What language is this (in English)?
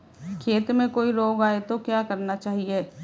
Hindi